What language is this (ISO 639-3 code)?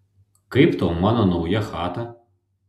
lit